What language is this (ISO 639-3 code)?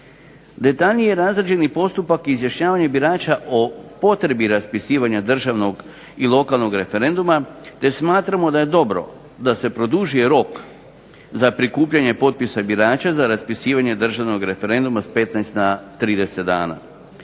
hrv